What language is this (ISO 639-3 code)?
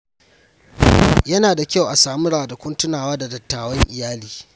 hau